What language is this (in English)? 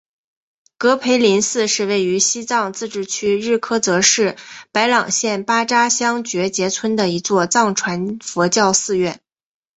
Chinese